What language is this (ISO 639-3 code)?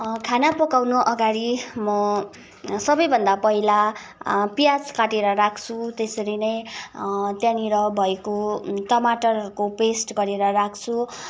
nep